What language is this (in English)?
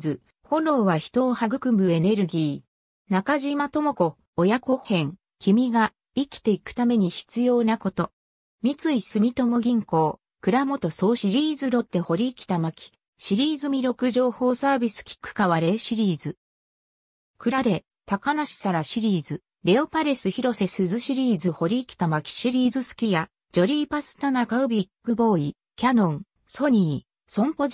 Japanese